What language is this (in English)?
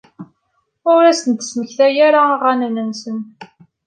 Kabyle